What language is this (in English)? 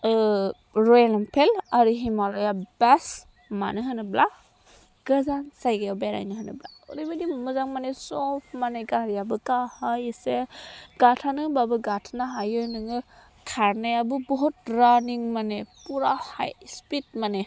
Bodo